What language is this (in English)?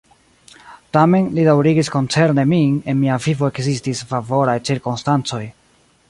Esperanto